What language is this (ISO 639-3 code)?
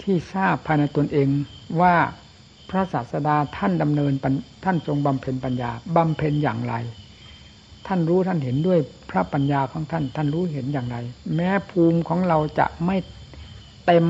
tha